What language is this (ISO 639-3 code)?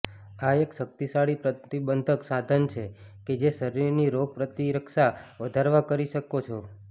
guj